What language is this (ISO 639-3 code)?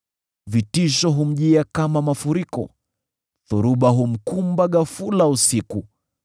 swa